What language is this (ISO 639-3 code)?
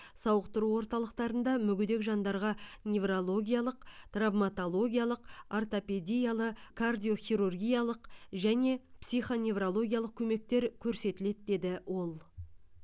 kaz